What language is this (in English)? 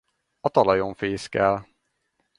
Hungarian